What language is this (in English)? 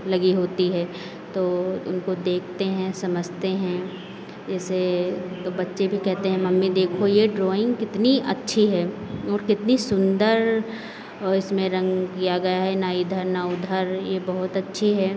Hindi